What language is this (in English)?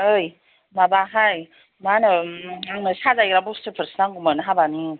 Bodo